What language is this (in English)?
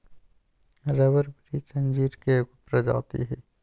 Magahi